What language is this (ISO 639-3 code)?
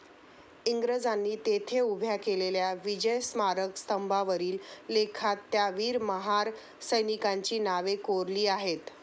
mar